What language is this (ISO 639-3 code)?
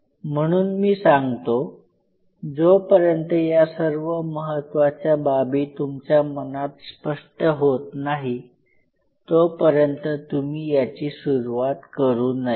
mar